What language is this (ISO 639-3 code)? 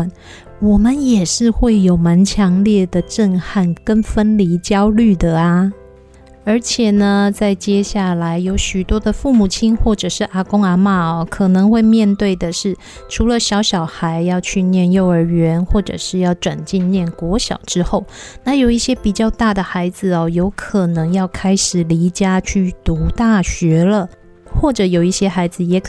zho